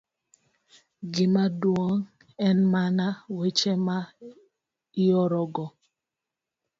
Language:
Luo (Kenya and Tanzania)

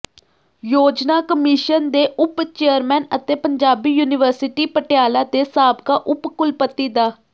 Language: Punjabi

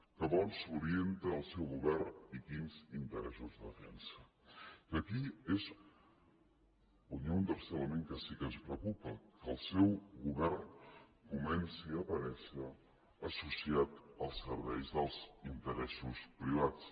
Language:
Catalan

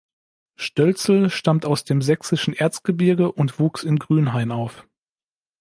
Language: German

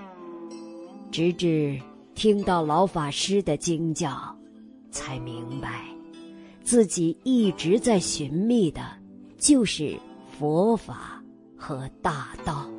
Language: Chinese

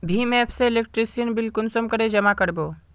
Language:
Magahi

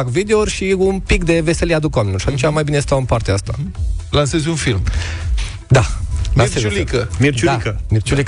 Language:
Romanian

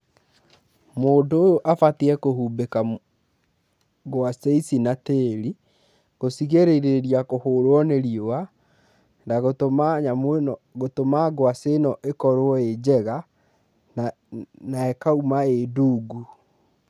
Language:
Kikuyu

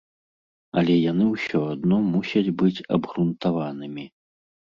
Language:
Belarusian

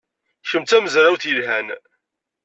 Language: Kabyle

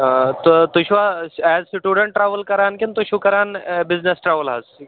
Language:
Kashmiri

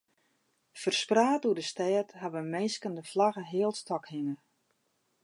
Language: Western Frisian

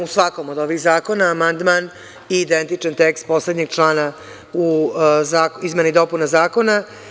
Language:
Serbian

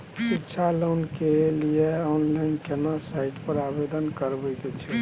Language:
Maithili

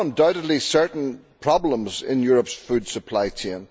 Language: English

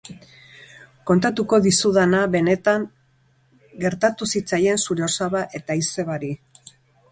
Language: Basque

